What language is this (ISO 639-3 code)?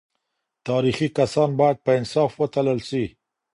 pus